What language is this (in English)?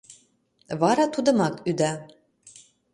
Mari